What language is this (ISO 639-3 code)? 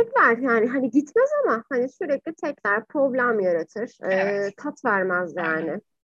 tur